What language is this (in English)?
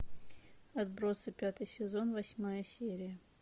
Russian